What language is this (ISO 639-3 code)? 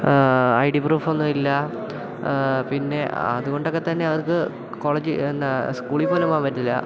mal